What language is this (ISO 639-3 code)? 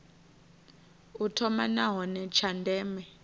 ven